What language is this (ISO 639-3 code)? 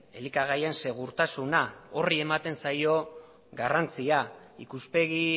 eus